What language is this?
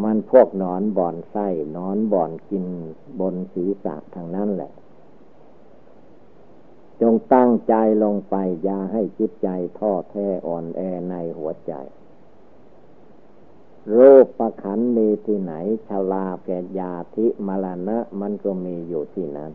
Thai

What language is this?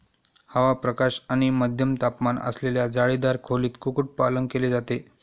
Marathi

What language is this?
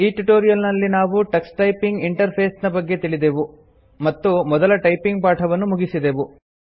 Kannada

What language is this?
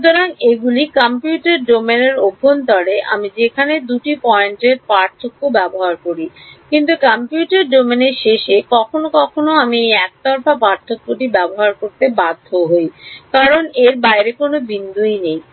Bangla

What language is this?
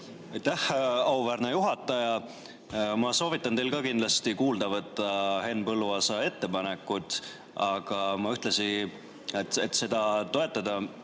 Estonian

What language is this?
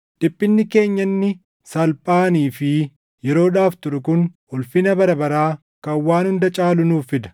Oromo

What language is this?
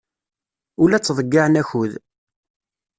Kabyle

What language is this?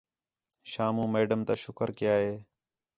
Khetrani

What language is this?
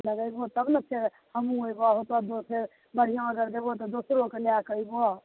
Maithili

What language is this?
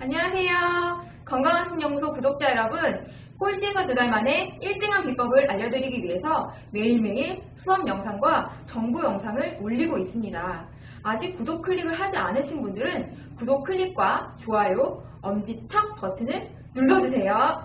Korean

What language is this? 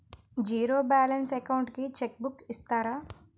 Telugu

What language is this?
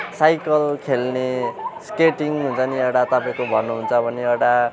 Nepali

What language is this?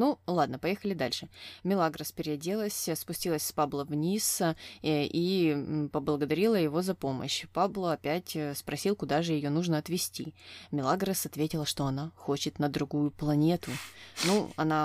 Russian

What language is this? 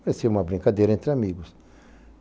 Portuguese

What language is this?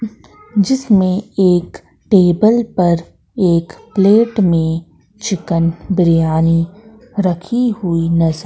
Hindi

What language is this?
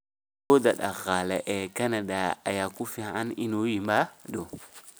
Somali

